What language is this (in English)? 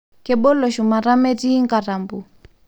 Masai